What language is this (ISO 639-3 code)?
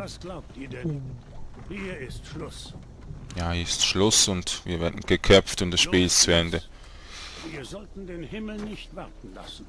deu